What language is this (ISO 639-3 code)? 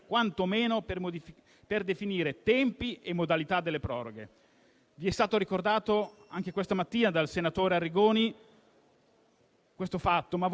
ita